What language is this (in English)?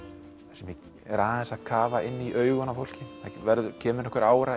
Icelandic